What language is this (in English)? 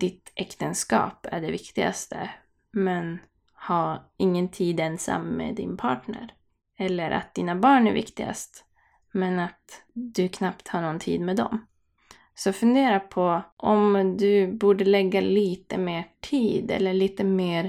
Swedish